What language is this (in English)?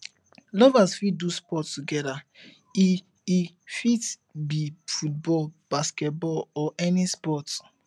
Nigerian Pidgin